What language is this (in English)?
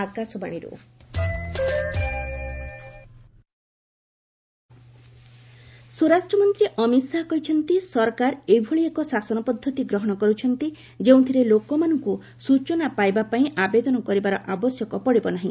Odia